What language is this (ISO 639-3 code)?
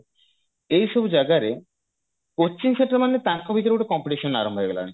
ori